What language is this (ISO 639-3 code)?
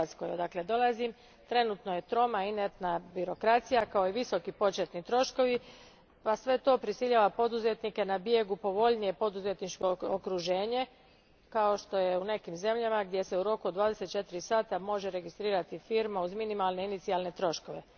hrv